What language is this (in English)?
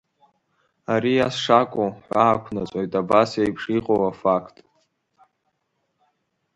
Abkhazian